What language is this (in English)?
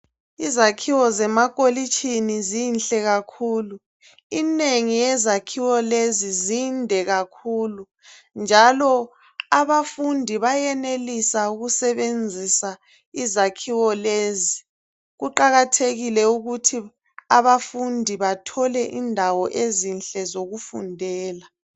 North Ndebele